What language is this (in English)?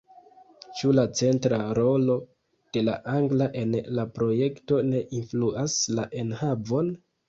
Esperanto